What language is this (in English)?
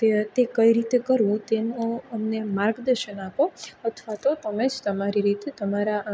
Gujarati